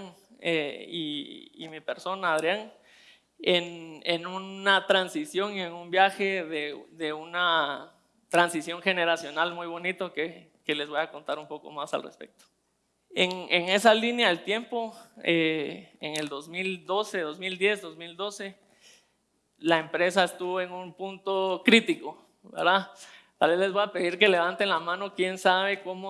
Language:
Spanish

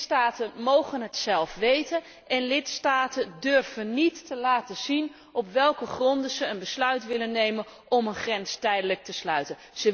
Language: Dutch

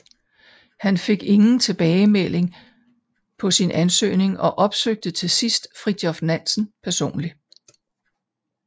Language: Danish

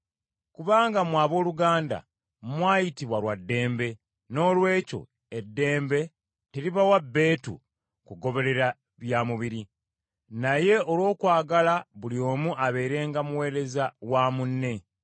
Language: Ganda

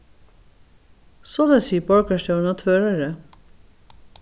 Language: Faroese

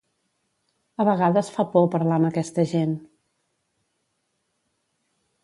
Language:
Catalan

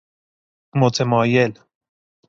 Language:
Persian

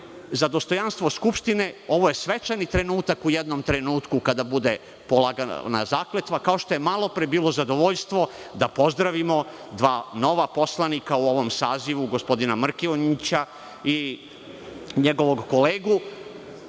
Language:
Serbian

